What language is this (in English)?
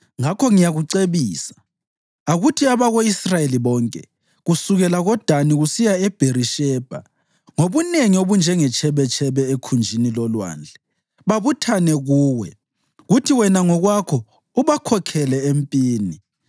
North Ndebele